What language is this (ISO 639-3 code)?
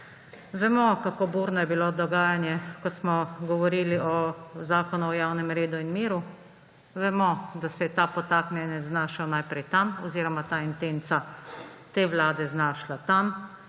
slv